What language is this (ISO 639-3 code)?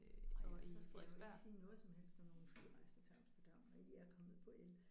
dan